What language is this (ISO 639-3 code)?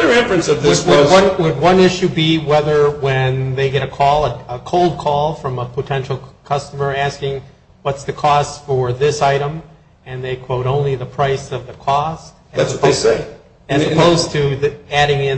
eng